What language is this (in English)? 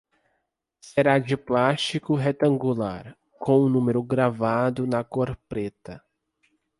Portuguese